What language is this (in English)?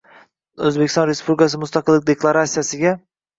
Uzbek